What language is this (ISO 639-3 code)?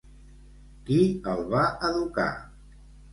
cat